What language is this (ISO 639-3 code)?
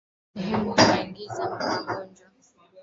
swa